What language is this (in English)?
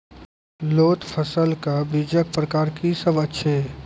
Maithili